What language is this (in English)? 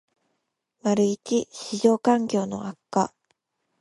Japanese